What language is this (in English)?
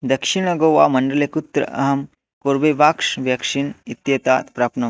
Sanskrit